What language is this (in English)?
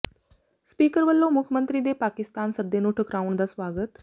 Punjabi